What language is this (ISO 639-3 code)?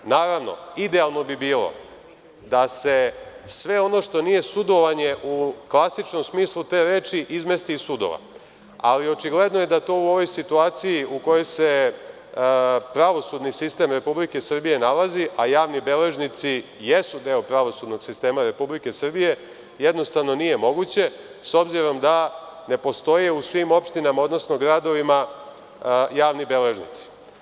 srp